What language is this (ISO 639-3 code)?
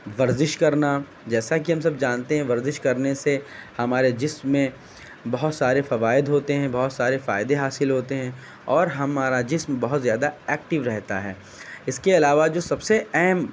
urd